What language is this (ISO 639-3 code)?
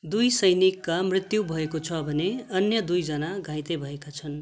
nep